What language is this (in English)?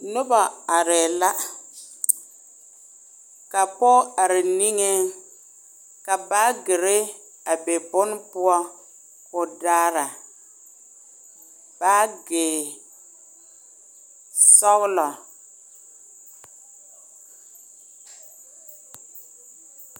Southern Dagaare